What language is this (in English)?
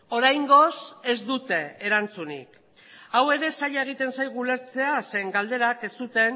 Basque